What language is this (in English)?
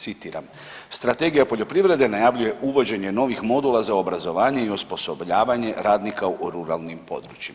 Croatian